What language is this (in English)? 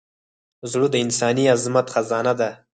Pashto